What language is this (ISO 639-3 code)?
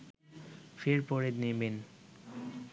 ben